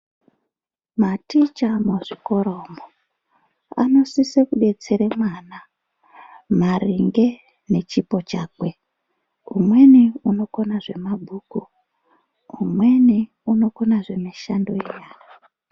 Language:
Ndau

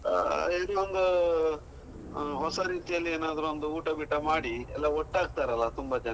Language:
Kannada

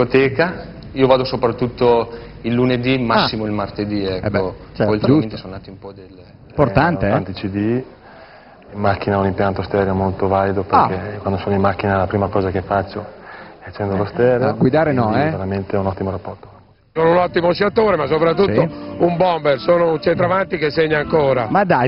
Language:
Italian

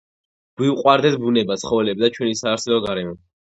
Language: Georgian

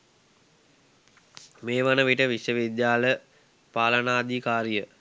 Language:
Sinhala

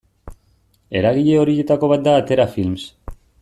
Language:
Basque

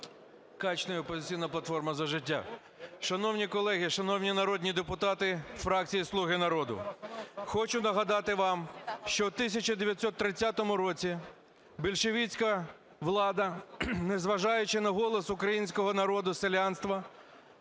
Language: Ukrainian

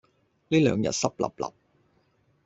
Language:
Cantonese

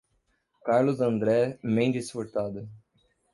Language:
Portuguese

